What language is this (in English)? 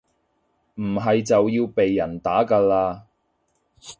Cantonese